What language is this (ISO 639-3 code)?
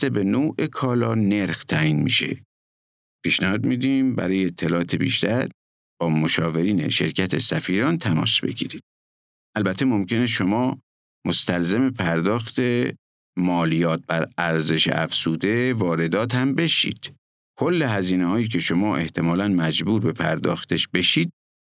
fas